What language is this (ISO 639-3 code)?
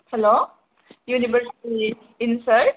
brx